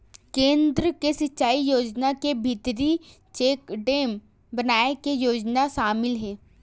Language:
Chhattisgarhi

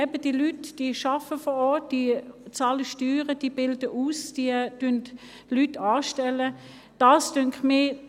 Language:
Swiss German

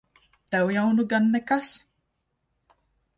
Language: Latvian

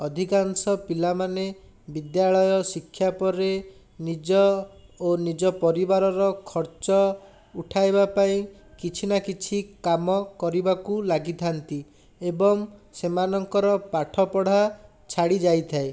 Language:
Odia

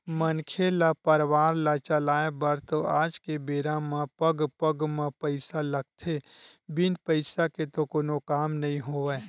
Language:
Chhattisgarhi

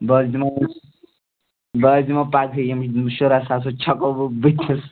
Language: Kashmiri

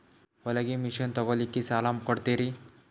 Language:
Kannada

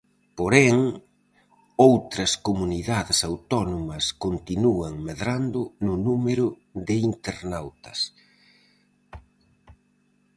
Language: Galician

